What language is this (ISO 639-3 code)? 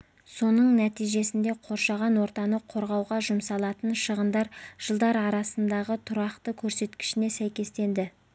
kaz